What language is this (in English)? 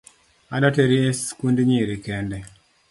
Luo (Kenya and Tanzania)